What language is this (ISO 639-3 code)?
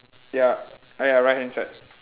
eng